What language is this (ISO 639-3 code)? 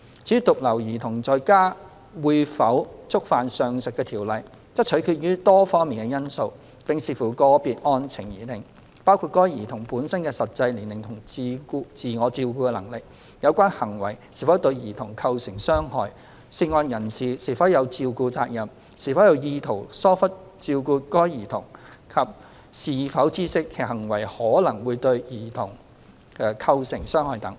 yue